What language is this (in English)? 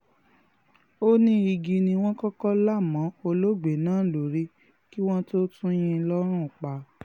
Yoruba